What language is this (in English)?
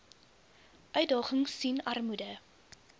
Afrikaans